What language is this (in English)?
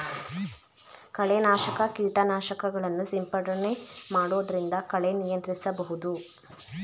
Kannada